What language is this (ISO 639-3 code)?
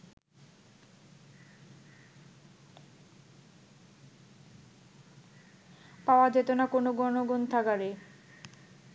ben